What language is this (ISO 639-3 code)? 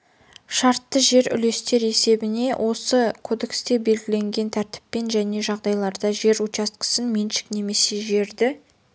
kaz